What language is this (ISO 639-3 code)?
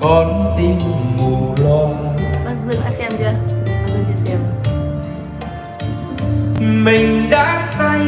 vie